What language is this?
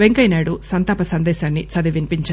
Telugu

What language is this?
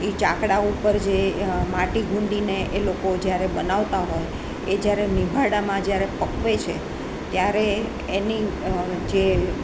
Gujarati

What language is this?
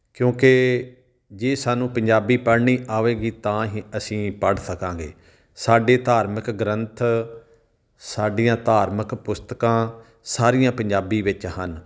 Punjabi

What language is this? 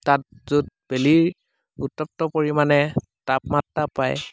Assamese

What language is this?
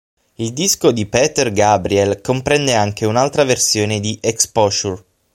Italian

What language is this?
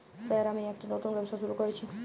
Bangla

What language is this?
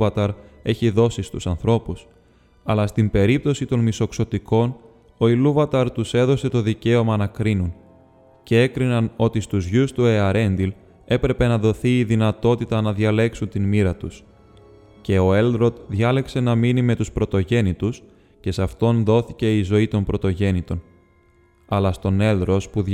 Greek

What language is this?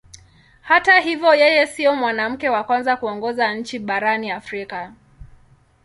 Swahili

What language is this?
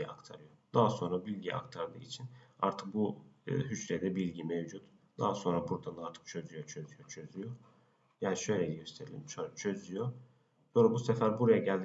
Turkish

